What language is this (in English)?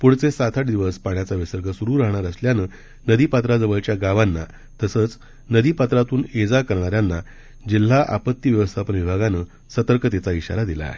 Marathi